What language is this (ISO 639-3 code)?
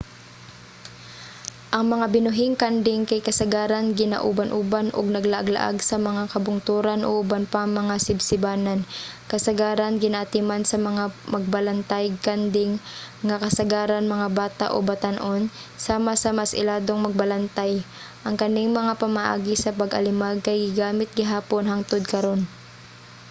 ceb